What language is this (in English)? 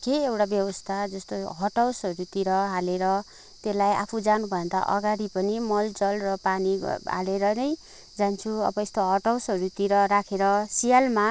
Nepali